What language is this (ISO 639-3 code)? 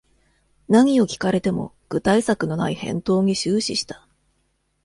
jpn